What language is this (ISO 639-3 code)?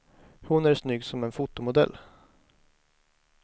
swe